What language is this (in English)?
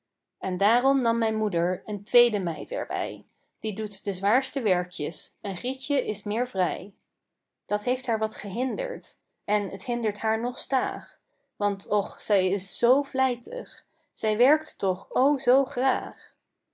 Dutch